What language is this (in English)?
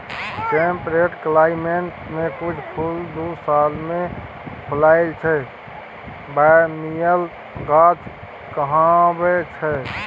Maithili